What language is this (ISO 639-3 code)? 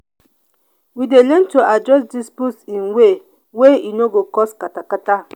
pcm